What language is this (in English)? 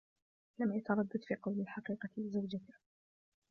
Arabic